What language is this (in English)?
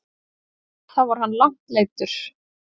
Icelandic